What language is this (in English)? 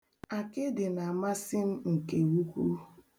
Igbo